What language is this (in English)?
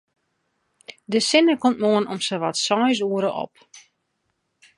Western Frisian